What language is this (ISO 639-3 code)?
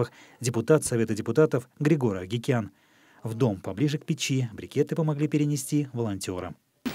rus